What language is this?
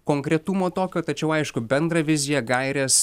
Lithuanian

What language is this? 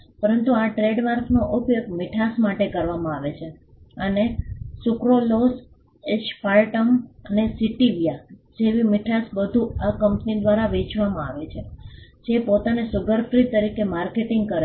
Gujarati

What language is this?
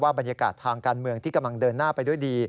Thai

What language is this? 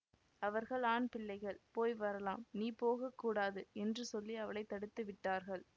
Tamil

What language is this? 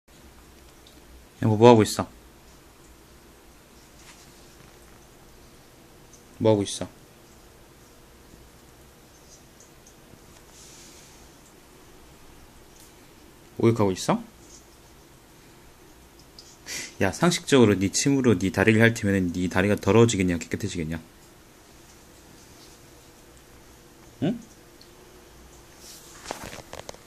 Korean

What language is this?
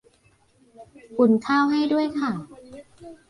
Thai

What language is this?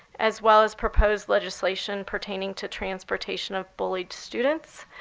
English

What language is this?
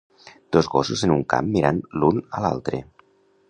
Catalan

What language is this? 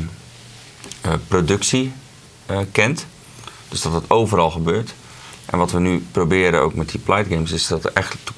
Dutch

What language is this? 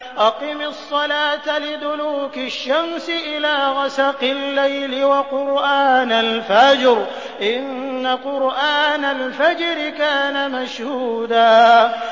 Arabic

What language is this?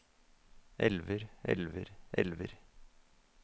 Norwegian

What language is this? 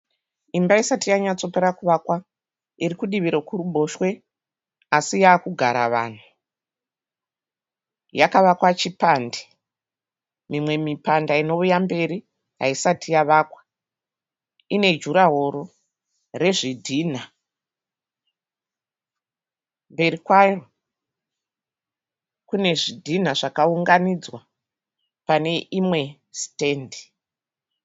Shona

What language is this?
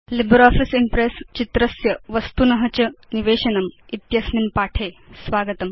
Sanskrit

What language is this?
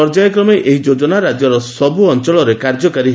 Odia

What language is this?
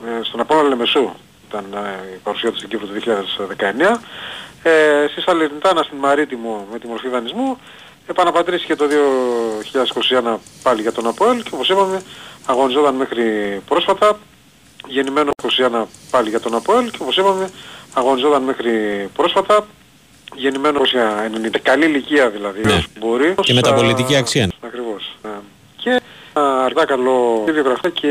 Greek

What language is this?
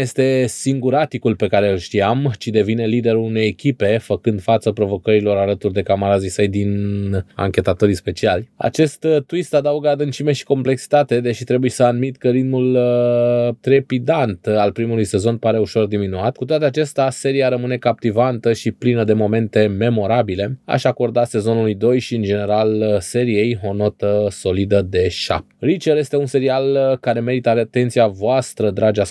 Romanian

